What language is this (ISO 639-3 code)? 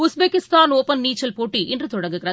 tam